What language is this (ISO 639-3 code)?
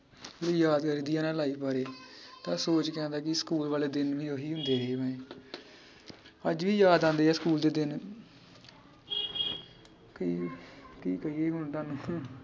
pan